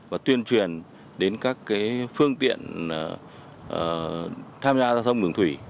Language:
Vietnamese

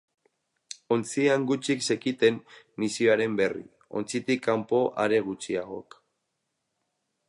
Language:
Basque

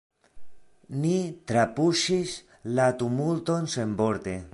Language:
Esperanto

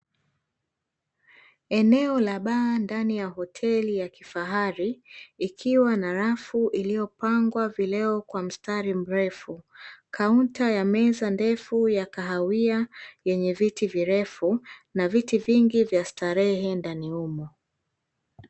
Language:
Swahili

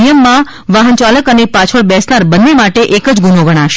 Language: Gujarati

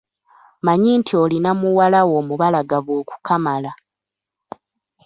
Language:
Ganda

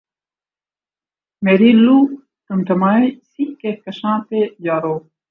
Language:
Urdu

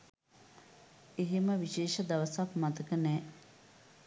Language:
Sinhala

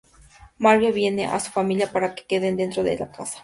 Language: Spanish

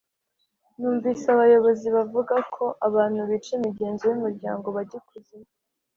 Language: Kinyarwanda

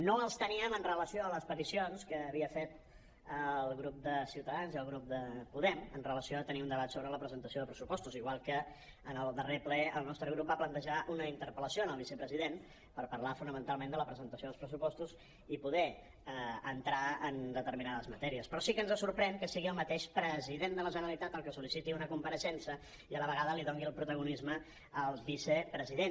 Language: Catalan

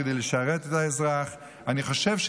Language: Hebrew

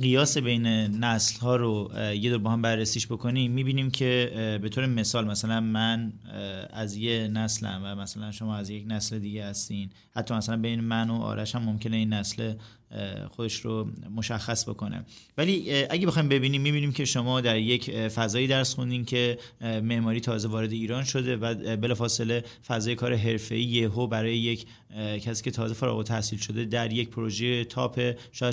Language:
Persian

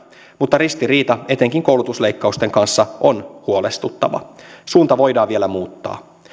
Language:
Finnish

